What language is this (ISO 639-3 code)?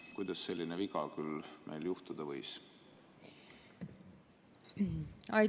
est